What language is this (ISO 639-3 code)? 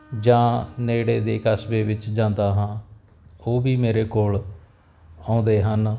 pan